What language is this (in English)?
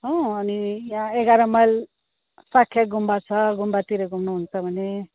Nepali